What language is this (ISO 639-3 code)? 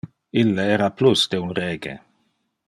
ina